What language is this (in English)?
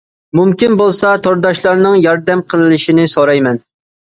Uyghur